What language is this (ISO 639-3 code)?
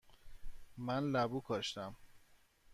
fas